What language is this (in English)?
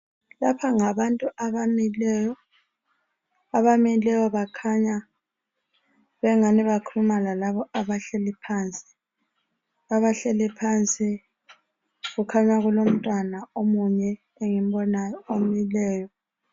North Ndebele